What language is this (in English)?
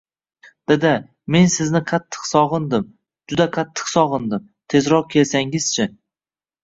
Uzbek